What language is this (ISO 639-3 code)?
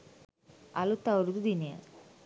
sin